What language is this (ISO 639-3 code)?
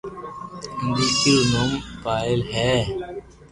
lrk